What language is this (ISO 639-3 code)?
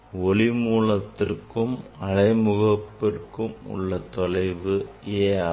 tam